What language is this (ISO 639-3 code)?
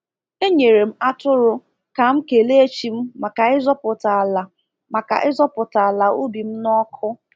ibo